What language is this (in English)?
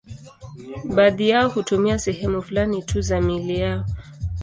Swahili